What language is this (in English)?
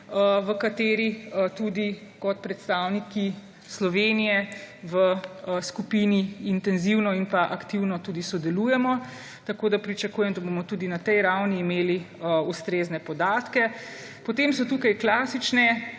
Slovenian